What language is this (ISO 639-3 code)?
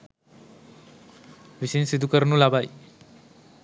sin